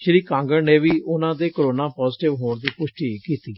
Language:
Punjabi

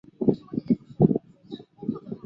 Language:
Chinese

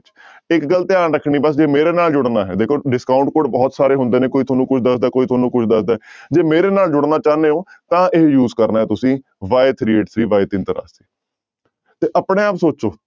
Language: Punjabi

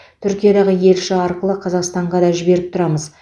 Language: Kazakh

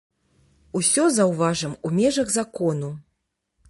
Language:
Belarusian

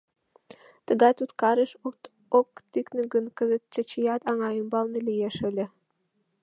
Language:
Mari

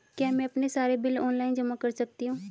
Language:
Hindi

